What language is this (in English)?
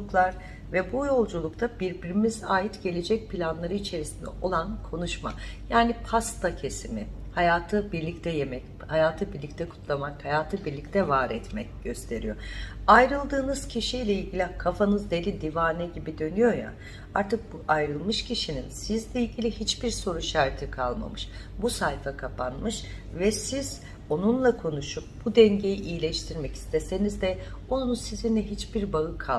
Turkish